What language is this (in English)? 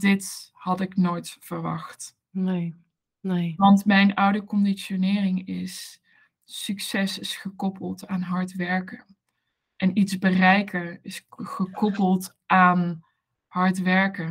Dutch